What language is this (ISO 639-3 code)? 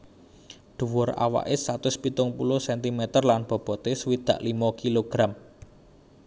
jav